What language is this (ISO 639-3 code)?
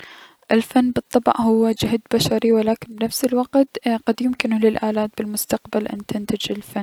acm